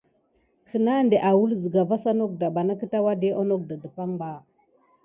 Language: Gidar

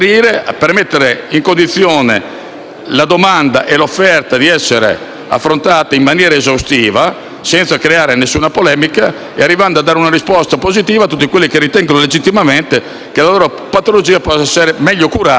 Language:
Italian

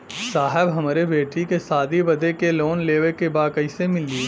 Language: Bhojpuri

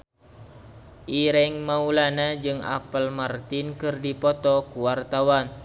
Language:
Sundanese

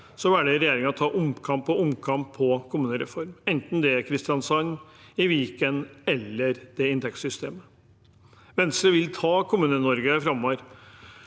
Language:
Norwegian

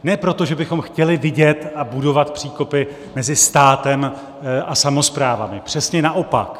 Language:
Czech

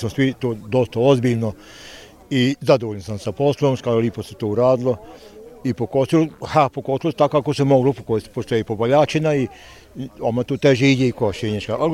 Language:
Croatian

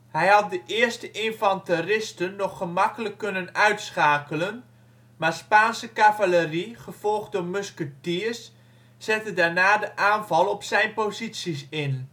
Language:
Dutch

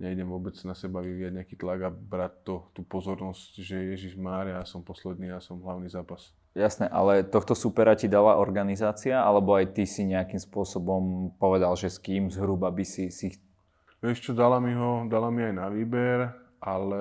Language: Slovak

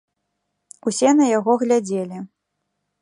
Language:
Belarusian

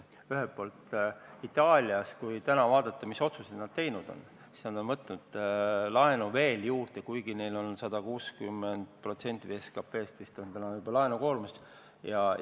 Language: Estonian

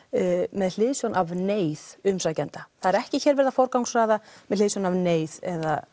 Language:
Icelandic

